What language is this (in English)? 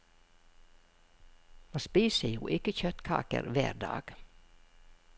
Norwegian